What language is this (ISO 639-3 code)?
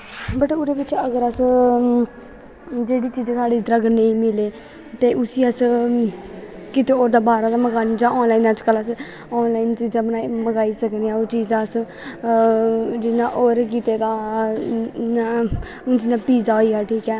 doi